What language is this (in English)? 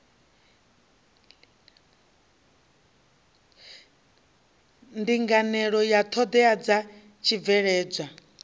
Venda